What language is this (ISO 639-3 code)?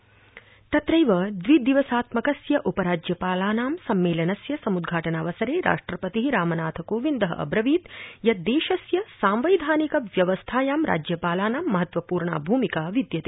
san